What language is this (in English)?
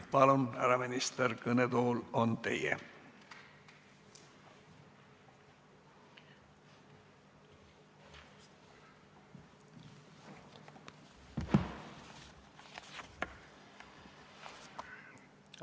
Estonian